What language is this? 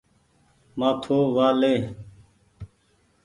Goaria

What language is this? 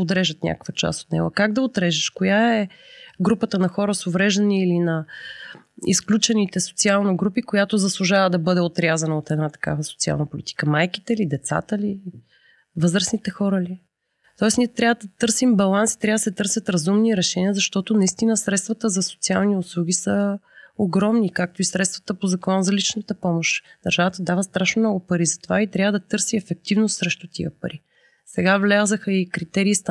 Bulgarian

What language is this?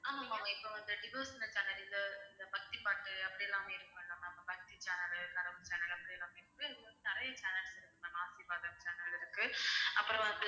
Tamil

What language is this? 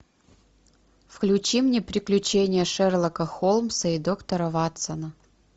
Russian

